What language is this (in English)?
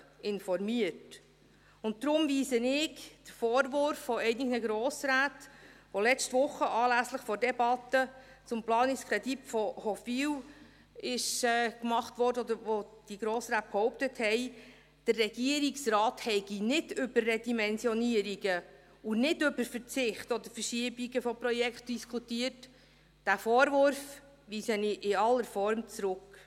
Swiss German